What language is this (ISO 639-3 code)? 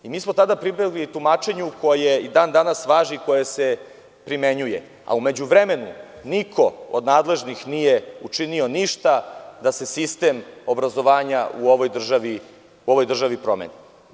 srp